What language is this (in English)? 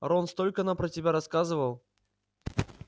Russian